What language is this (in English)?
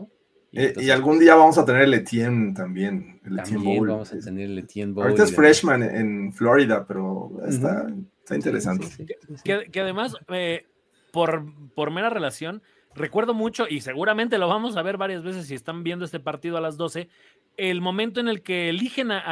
Spanish